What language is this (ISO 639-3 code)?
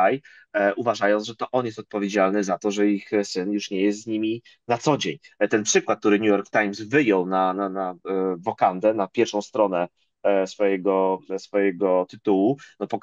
pol